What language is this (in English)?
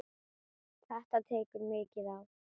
Icelandic